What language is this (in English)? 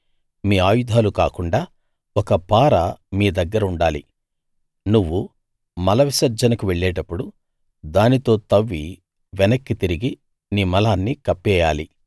Telugu